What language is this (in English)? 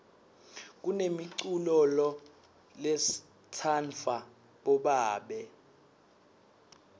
Swati